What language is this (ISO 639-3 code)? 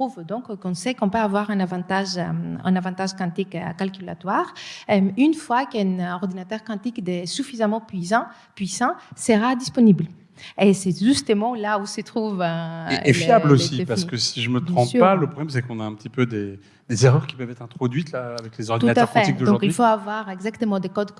fra